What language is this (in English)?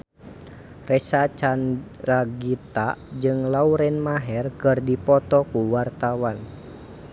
Sundanese